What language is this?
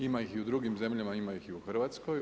Croatian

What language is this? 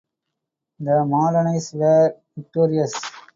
English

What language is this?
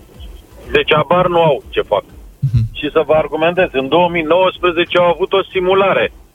Romanian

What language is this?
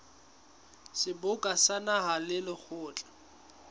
Southern Sotho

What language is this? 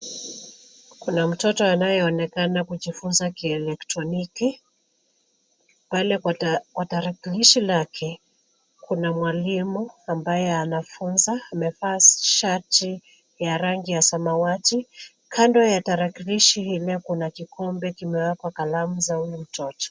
Swahili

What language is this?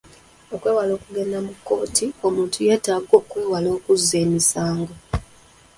Ganda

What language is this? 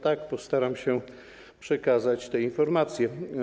Polish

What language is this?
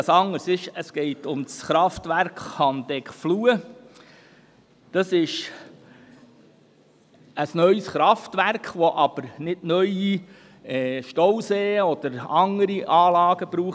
Swiss German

